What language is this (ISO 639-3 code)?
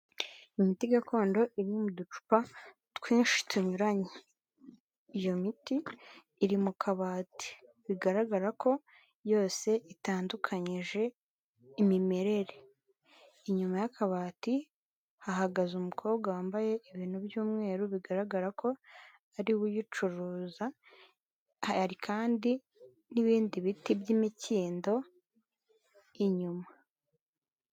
kin